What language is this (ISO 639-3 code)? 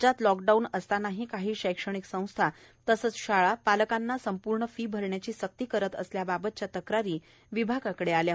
mar